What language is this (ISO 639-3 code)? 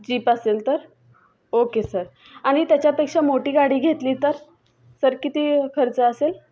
mar